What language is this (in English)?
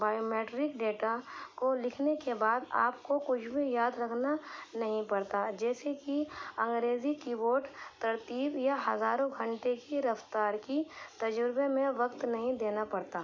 Urdu